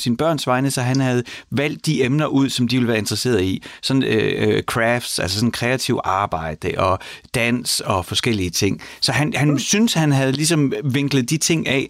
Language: Danish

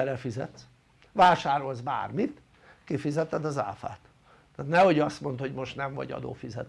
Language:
Hungarian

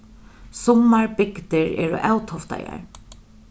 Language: Faroese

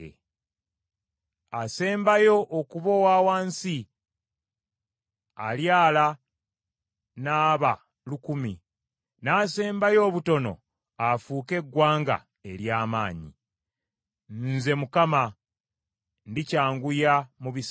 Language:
Ganda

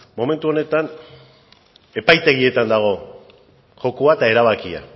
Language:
Basque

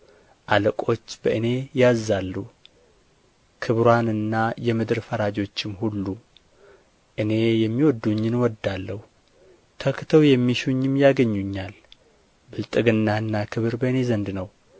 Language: Amharic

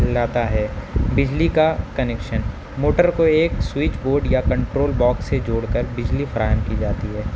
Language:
Urdu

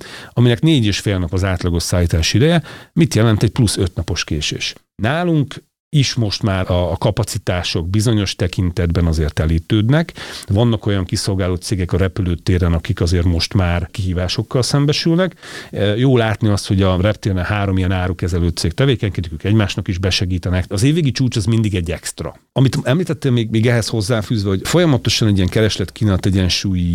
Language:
Hungarian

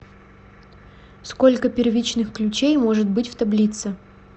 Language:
Russian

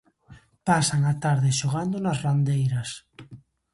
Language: Galician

